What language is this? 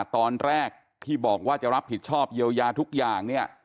Thai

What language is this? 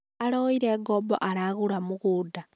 Kikuyu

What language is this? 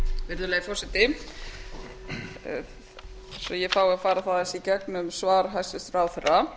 Icelandic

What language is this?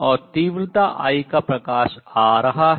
Hindi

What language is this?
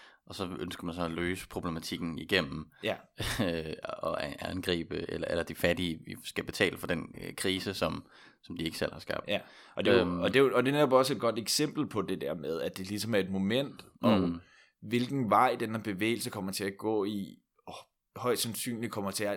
Danish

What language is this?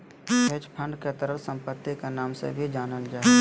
Magahi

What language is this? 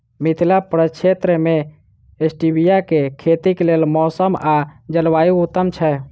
Maithili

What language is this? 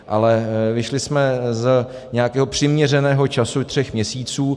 Czech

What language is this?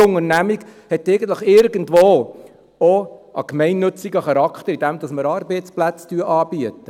Swiss German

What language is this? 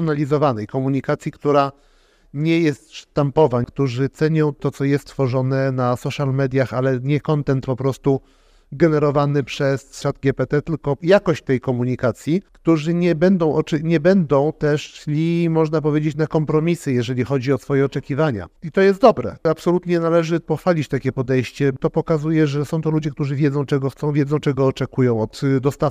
Polish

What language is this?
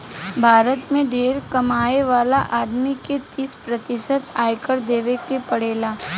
Bhojpuri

